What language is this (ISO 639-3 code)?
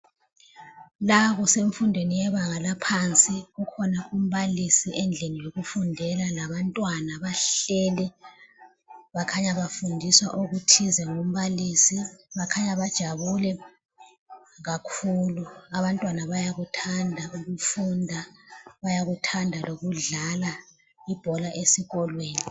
nde